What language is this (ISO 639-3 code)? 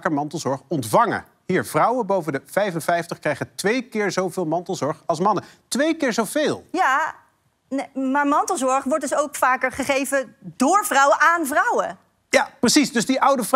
nld